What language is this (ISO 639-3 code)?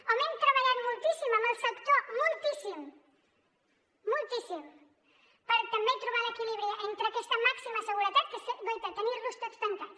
cat